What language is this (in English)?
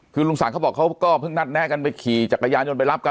Thai